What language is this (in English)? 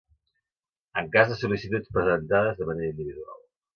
Catalan